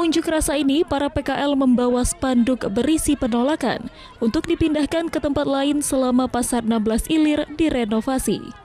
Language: Indonesian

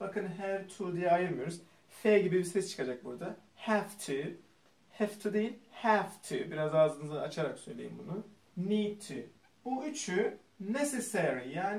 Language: Turkish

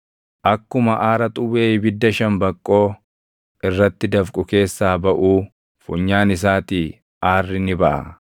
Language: Oromo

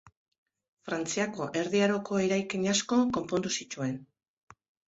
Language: Basque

